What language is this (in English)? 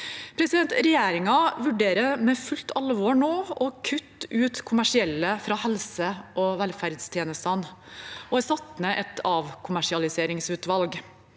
Norwegian